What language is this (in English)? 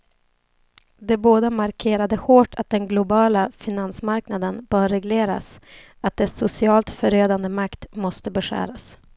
Swedish